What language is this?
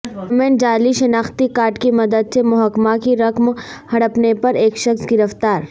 Urdu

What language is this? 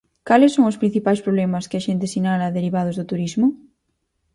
Galician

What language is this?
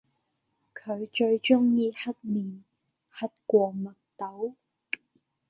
Cantonese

